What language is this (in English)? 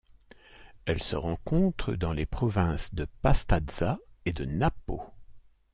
French